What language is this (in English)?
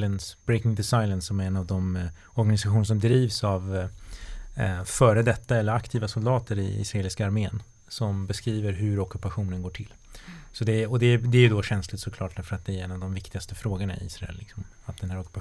Swedish